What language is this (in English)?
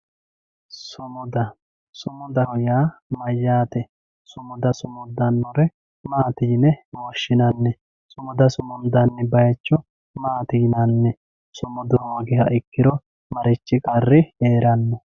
Sidamo